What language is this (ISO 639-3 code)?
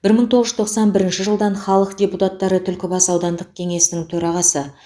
kaz